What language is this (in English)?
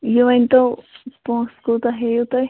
Kashmiri